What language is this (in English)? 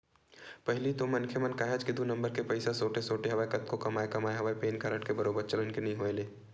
Chhattisgarhi